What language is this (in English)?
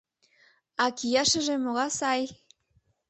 Mari